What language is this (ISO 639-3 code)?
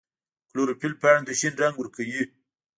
pus